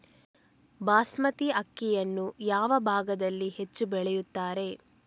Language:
Kannada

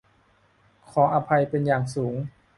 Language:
Thai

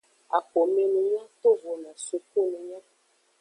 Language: Aja (Benin)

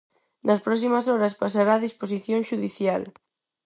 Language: Galician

